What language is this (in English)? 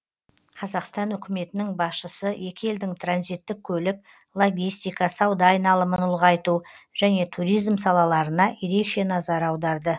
Kazakh